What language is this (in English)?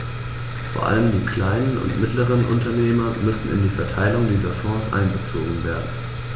German